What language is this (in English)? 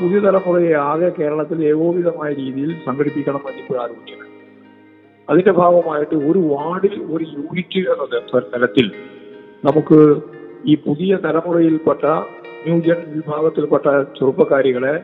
Malayalam